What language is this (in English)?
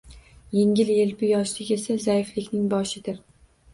Uzbek